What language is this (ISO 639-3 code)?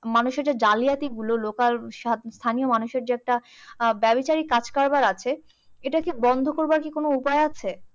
ben